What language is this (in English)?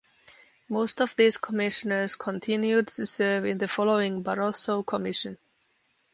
English